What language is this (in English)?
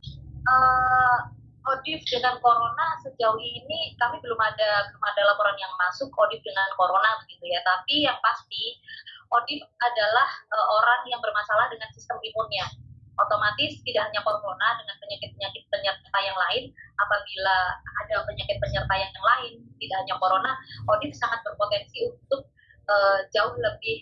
Indonesian